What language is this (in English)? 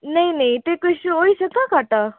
Dogri